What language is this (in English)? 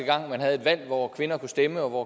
Danish